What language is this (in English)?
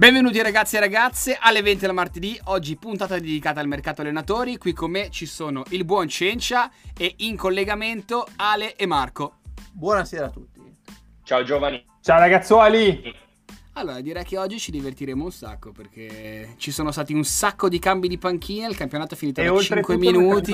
Italian